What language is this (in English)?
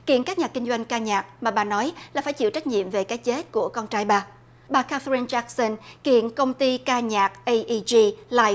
Vietnamese